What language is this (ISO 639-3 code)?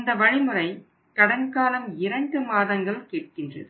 tam